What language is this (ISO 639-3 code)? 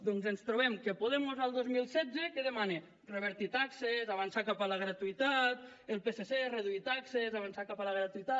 cat